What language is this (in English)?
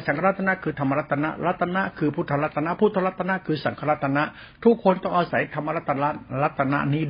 Thai